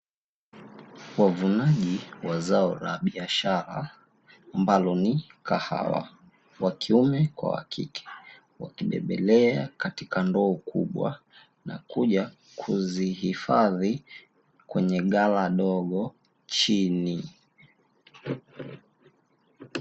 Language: Swahili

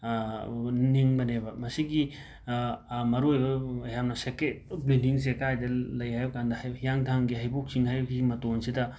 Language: Manipuri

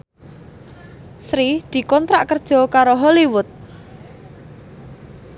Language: Javanese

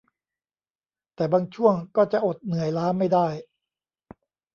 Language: Thai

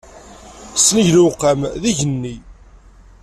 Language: Kabyle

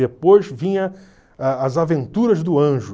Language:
Portuguese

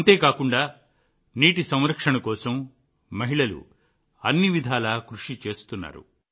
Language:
Telugu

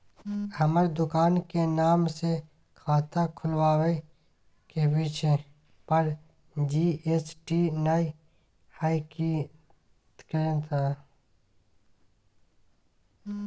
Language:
Maithili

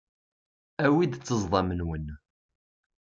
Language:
Kabyle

